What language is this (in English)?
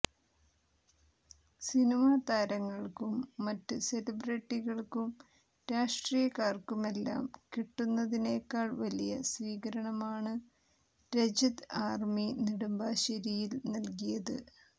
Malayalam